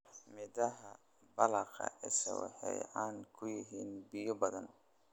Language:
Somali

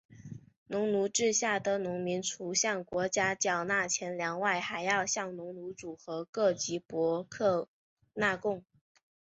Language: Chinese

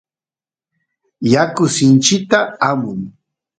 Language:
Santiago del Estero Quichua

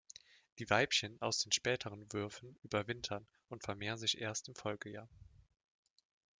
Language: German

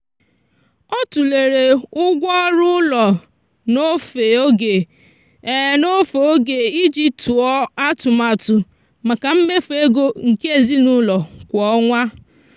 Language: Igbo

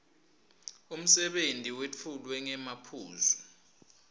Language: Swati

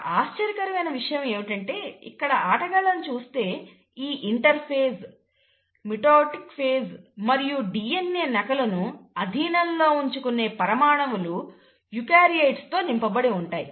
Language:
Telugu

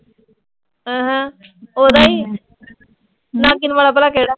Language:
Punjabi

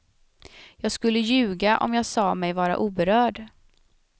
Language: Swedish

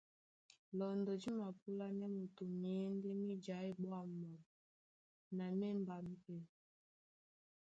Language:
Duala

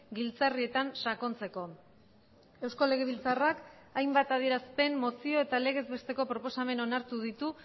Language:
Basque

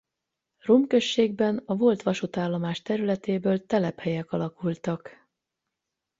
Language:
Hungarian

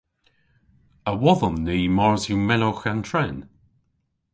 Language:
Cornish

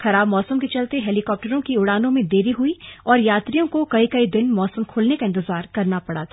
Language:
Hindi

